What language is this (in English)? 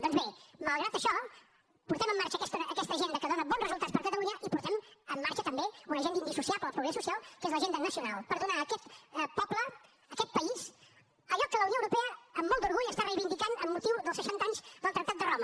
Catalan